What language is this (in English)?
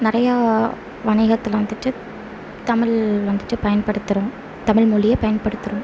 Tamil